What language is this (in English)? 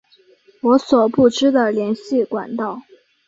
Chinese